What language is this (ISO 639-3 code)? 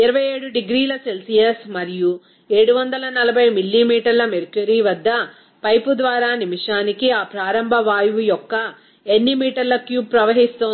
tel